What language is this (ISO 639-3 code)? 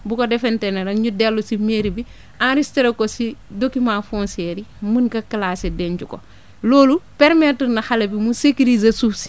wol